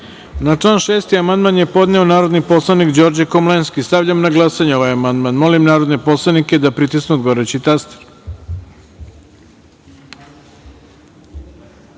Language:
Serbian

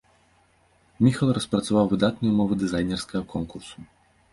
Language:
Belarusian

